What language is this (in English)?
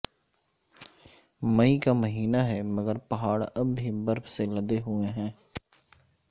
Urdu